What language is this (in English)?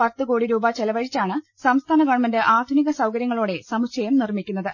Malayalam